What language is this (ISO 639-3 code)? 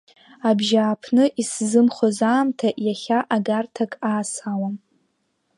abk